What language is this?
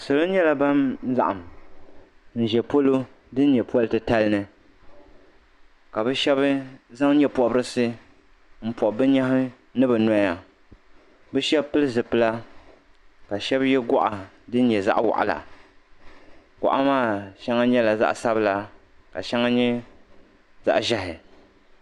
Dagbani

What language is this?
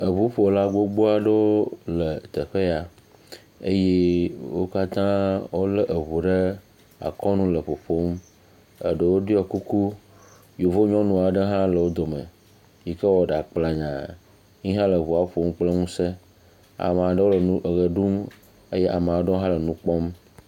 Ewe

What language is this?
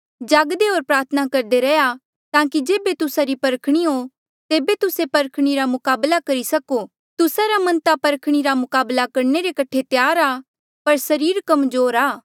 Mandeali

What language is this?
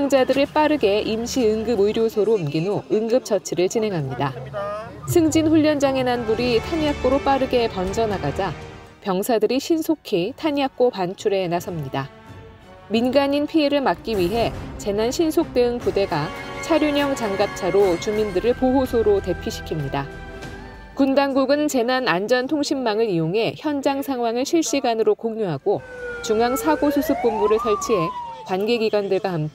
Korean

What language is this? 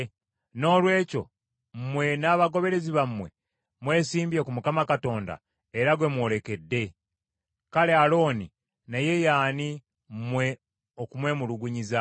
Ganda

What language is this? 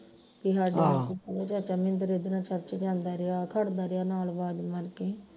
Punjabi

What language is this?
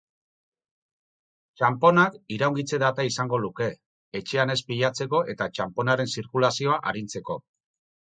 Basque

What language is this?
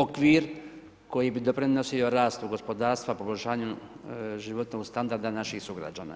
Croatian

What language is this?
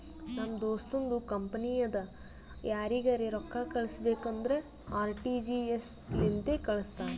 Kannada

